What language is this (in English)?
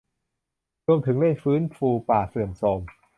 Thai